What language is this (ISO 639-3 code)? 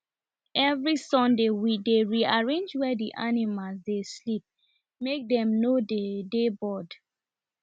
pcm